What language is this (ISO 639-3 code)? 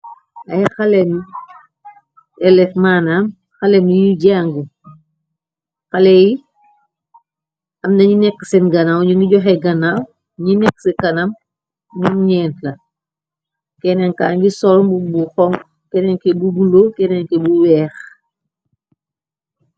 wol